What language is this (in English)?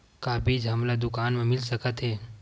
Chhattisgarhi